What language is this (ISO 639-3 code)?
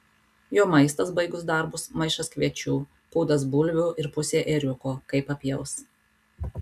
lit